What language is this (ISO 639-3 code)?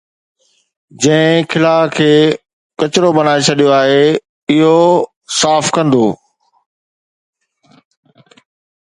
snd